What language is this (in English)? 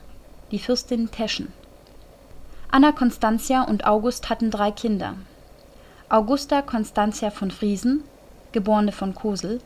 German